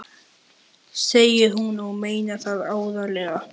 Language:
Icelandic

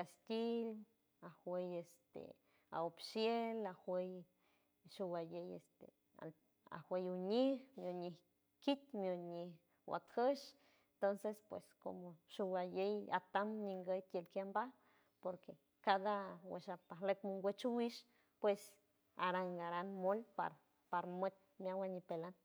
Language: San Francisco Del Mar Huave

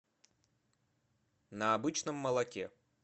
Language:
Russian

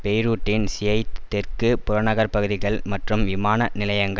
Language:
Tamil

